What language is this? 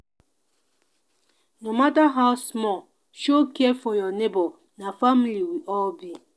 Nigerian Pidgin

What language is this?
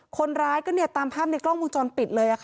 Thai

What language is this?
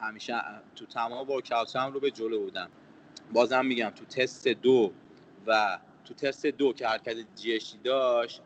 Persian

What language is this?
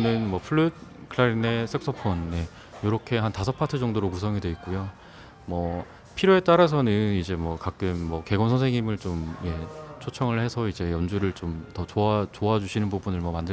Korean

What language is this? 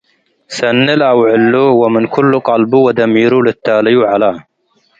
Tigre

